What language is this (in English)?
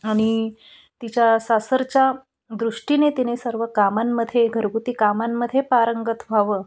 Marathi